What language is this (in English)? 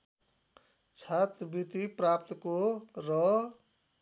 Nepali